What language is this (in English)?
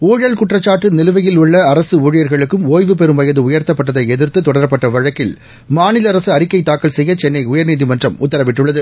Tamil